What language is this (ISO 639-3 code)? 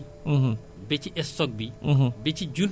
wol